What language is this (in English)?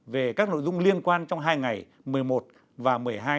Vietnamese